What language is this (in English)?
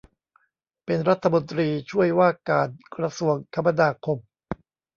Thai